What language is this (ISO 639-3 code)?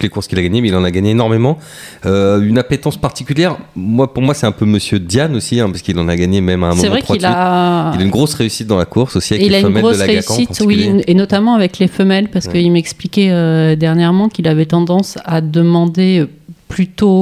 fra